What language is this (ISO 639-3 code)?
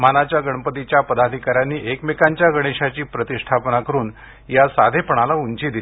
mar